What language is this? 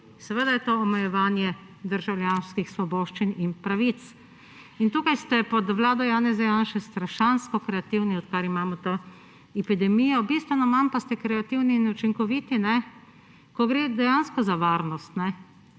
Slovenian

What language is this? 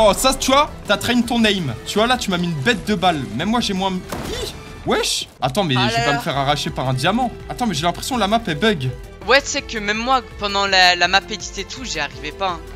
French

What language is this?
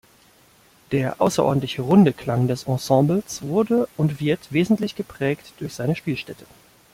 German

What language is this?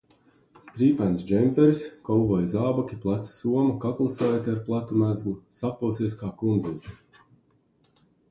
Latvian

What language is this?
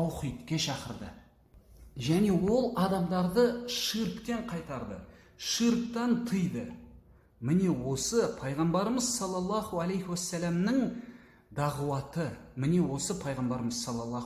Turkish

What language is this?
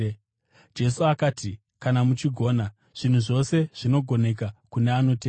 Shona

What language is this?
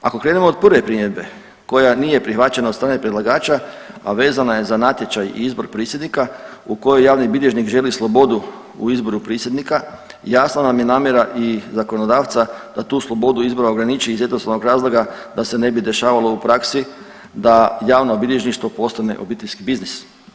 Croatian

